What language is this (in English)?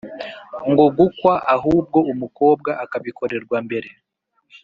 Kinyarwanda